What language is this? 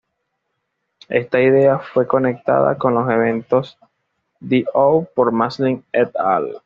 Spanish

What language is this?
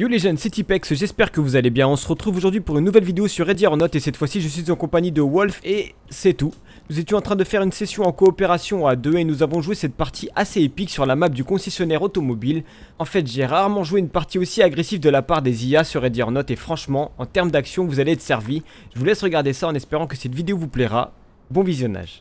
French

